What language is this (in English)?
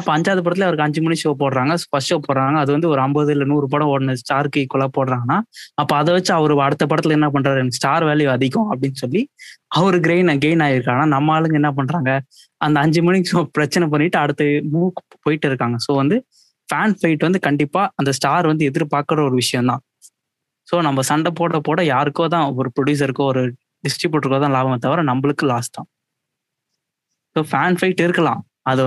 Tamil